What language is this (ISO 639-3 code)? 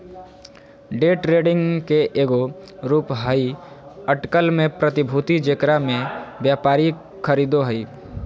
mag